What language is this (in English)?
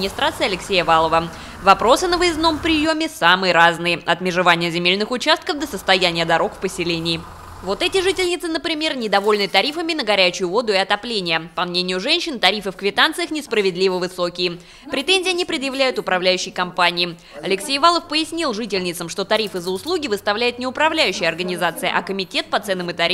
Russian